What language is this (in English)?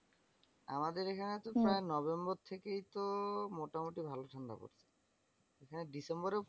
Bangla